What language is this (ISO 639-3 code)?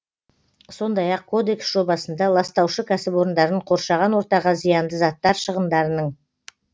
kaz